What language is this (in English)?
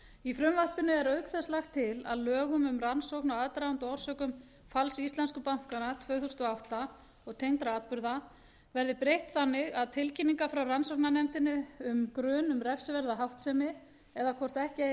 Icelandic